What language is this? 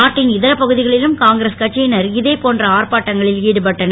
Tamil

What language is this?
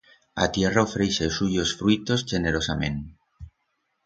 Aragonese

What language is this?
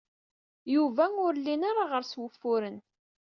Kabyle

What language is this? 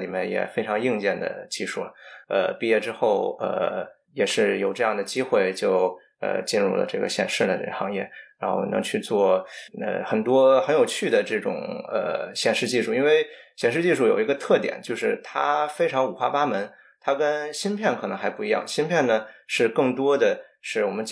Chinese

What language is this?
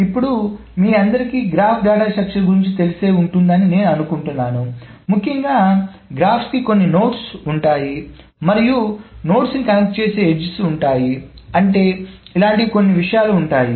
Telugu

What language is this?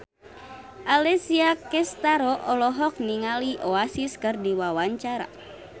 Sundanese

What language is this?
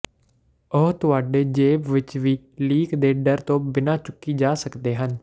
Punjabi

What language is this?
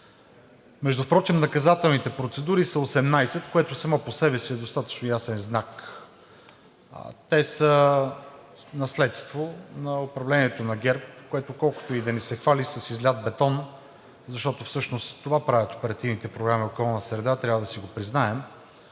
Bulgarian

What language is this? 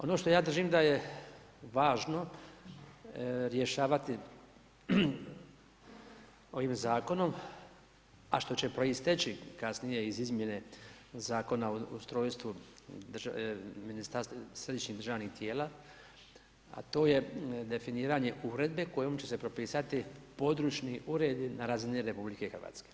Croatian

